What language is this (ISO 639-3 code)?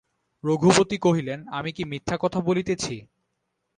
ben